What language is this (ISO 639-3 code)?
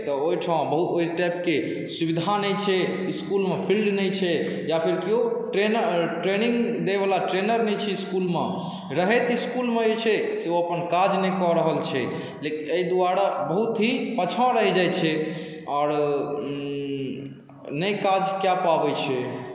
mai